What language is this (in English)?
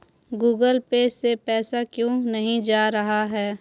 Hindi